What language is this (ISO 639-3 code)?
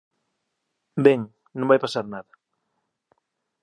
glg